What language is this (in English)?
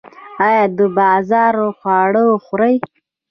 Pashto